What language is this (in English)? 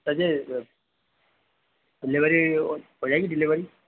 Hindi